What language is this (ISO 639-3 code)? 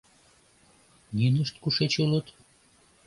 chm